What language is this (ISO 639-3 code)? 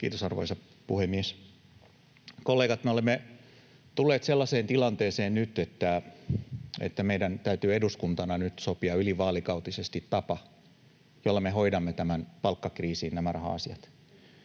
fin